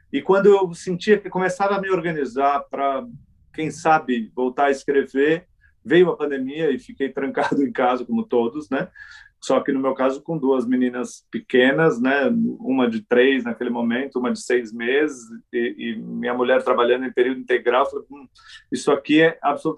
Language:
Portuguese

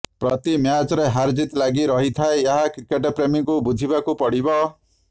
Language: Odia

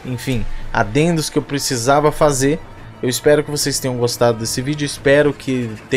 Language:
Portuguese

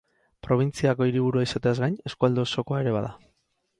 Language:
Basque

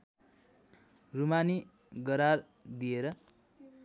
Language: Nepali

